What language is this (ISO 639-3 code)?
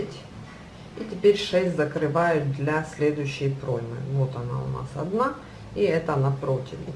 rus